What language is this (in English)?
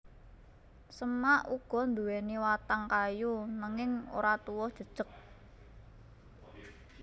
Javanese